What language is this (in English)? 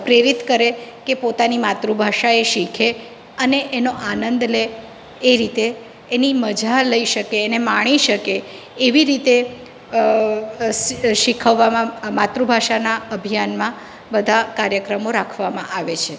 Gujarati